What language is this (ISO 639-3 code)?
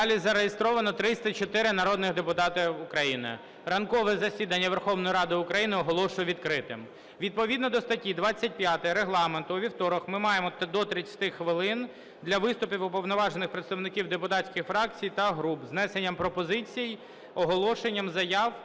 ukr